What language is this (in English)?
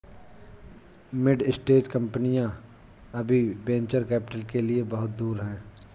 Hindi